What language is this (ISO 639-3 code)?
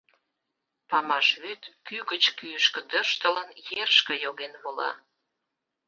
chm